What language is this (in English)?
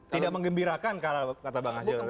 Indonesian